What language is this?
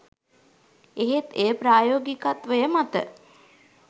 Sinhala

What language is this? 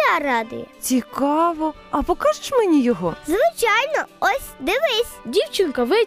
Ukrainian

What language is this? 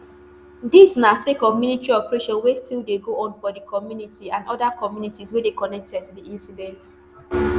Nigerian Pidgin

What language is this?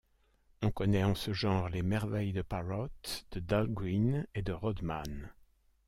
French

